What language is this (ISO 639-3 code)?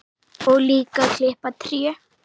isl